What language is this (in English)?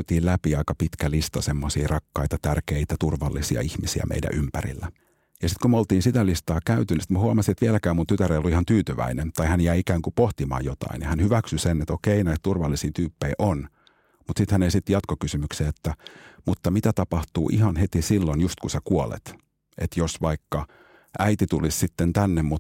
Finnish